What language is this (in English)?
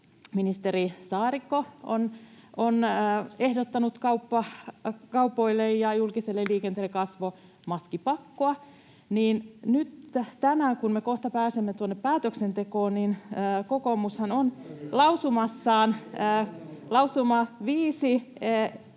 Finnish